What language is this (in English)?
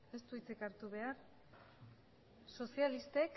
Basque